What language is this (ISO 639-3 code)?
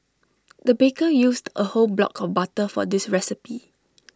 eng